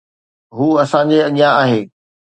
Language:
Sindhi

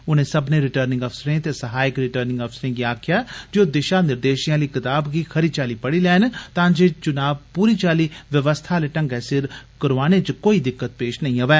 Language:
Dogri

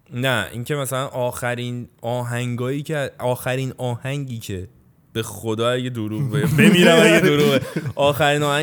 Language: Persian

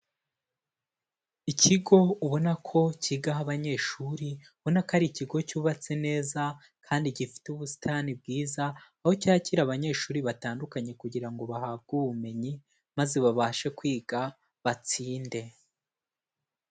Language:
Kinyarwanda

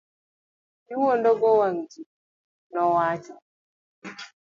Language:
Luo (Kenya and Tanzania)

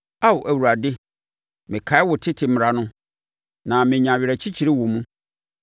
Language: Akan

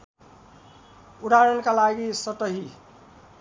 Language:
Nepali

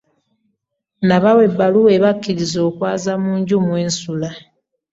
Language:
Ganda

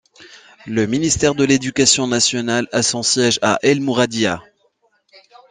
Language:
French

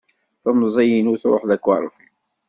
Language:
Kabyle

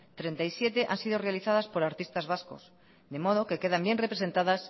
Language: Spanish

